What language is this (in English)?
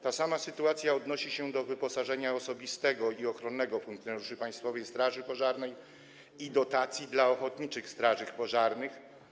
Polish